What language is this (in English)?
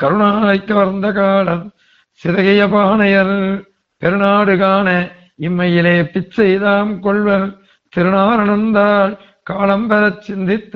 Tamil